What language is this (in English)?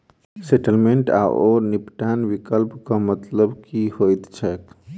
Maithili